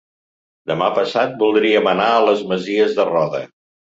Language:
Catalan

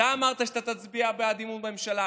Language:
Hebrew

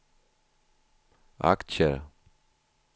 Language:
Swedish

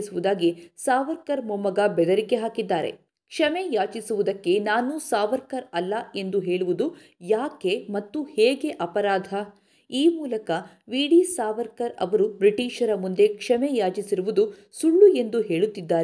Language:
Kannada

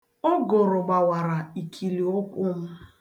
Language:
Igbo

